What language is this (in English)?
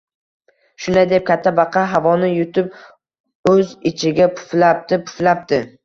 Uzbek